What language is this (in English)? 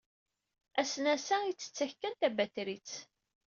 Kabyle